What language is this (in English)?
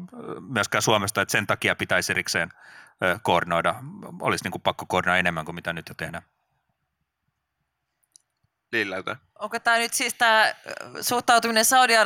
Finnish